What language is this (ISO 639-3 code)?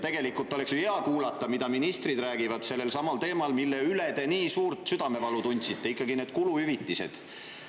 est